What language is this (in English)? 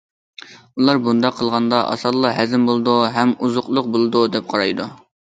Uyghur